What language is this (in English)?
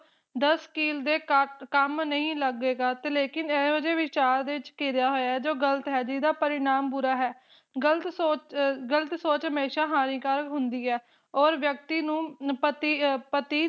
Punjabi